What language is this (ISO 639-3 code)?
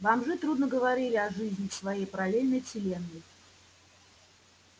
rus